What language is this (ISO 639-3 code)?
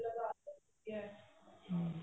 pan